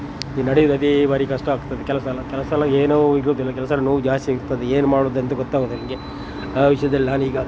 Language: Kannada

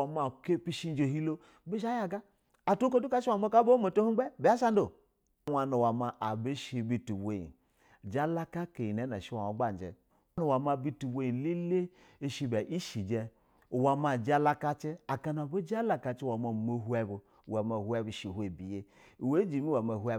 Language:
Basa (Nigeria)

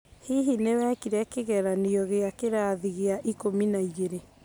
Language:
Kikuyu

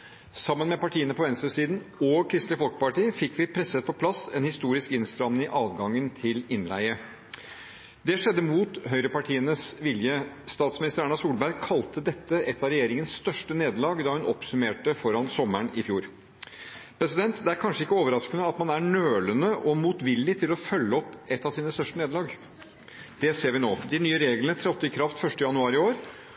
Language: Norwegian Bokmål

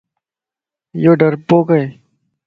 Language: Lasi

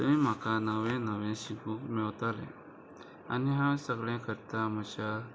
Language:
Konkani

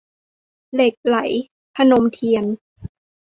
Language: Thai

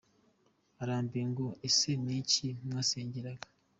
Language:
Kinyarwanda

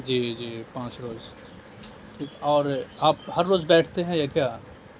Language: Urdu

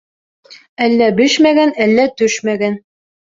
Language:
Bashkir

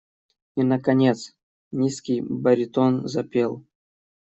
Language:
Russian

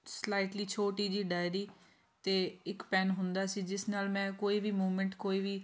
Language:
Punjabi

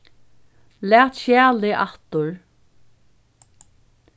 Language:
Faroese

